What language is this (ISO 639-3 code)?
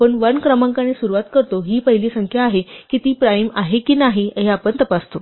mar